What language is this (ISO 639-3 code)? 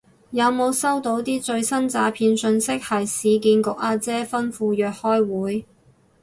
yue